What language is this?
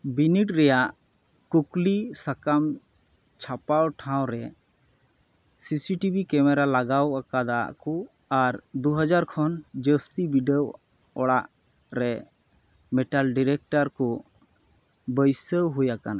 Santali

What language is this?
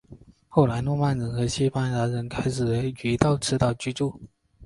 Chinese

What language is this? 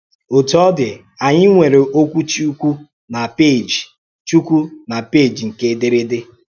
Igbo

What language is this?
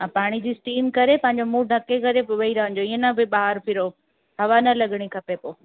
Sindhi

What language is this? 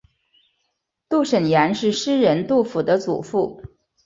Chinese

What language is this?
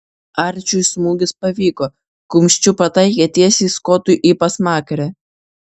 Lithuanian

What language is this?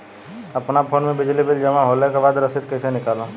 Bhojpuri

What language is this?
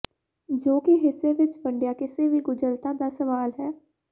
Punjabi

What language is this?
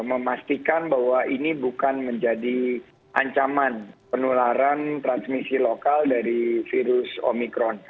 Indonesian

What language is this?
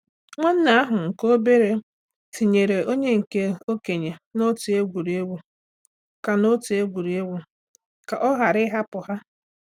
Igbo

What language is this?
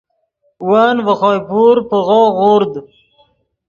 Yidgha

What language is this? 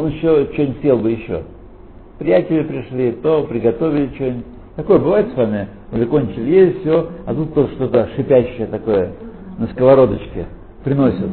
Russian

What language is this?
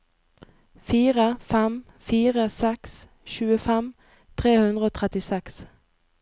Norwegian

